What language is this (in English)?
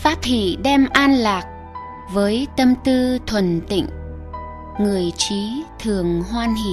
Vietnamese